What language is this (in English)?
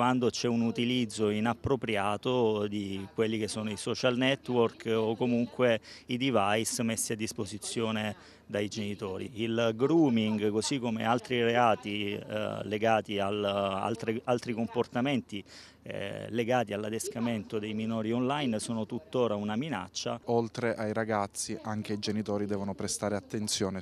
Italian